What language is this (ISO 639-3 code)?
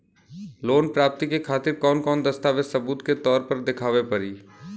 bho